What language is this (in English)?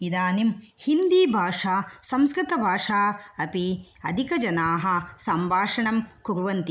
Sanskrit